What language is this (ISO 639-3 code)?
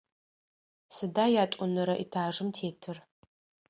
ady